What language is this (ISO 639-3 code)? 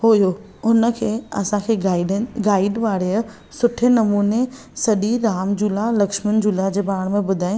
snd